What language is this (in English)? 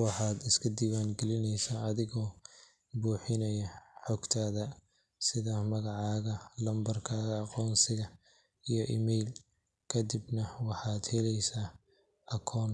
Somali